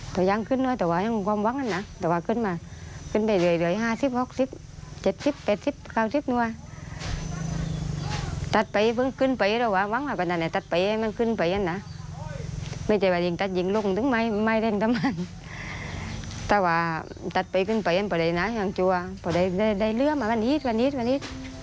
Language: Thai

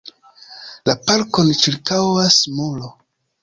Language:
Esperanto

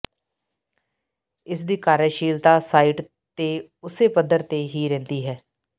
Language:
Punjabi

